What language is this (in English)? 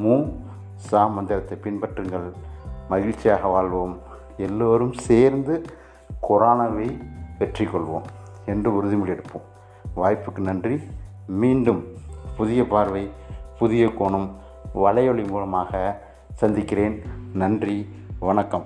Tamil